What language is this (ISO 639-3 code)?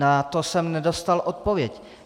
ces